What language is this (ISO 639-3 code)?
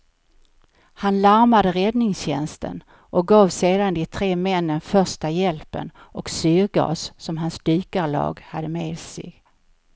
swe